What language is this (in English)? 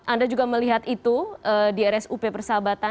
Indonesian